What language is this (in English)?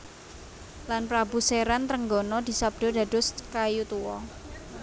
Javanese